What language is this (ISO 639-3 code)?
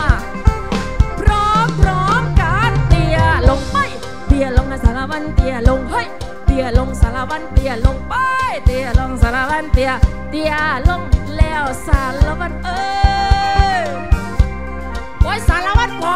tha